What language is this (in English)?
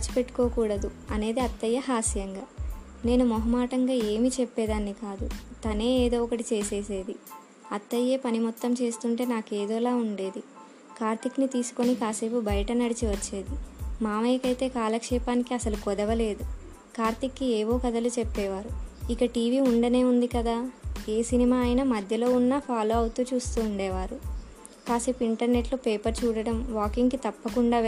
Telugu